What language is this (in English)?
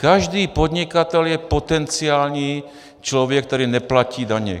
Czech